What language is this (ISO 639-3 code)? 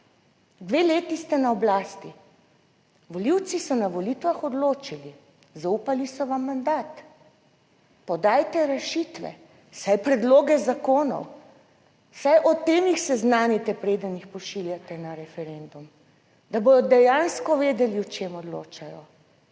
slv